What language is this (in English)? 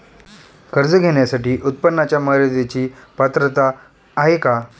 Marathi